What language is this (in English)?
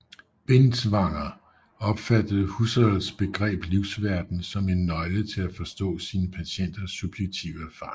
Danish